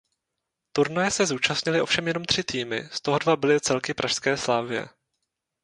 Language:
Czech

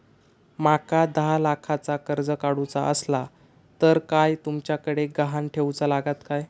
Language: Marathi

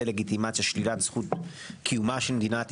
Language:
Hebrew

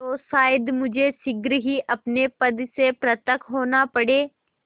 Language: Hindi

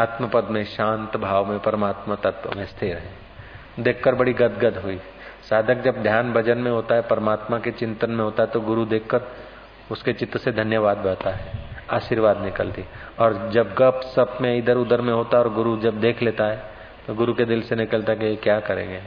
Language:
Hindi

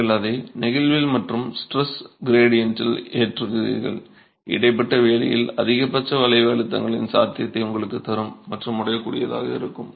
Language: Tamil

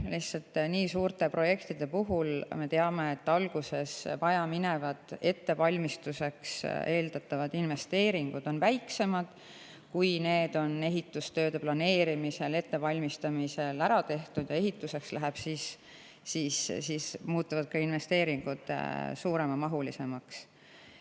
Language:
Estonian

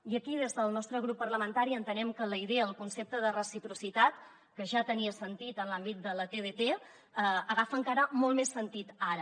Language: Catalan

